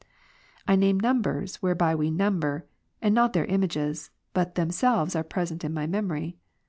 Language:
English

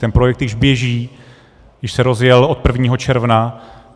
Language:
Czech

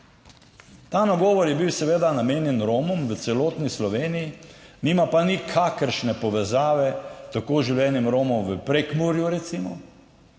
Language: Slovenian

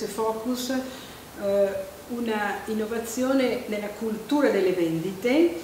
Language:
Italian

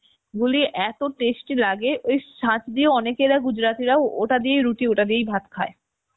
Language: Bangla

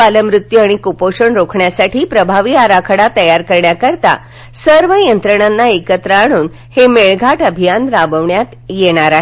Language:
Marathi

